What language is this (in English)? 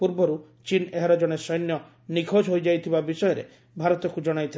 Odia